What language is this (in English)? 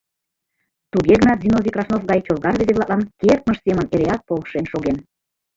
Mari